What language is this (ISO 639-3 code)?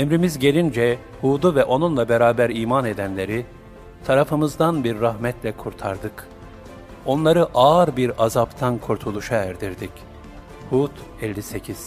tur